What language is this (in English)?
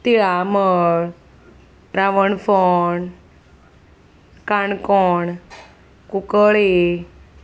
Konkani